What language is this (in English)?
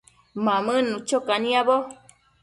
Matsés